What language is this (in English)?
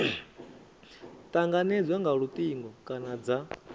Venda